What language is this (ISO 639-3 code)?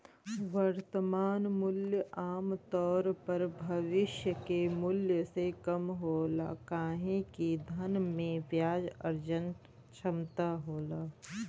bho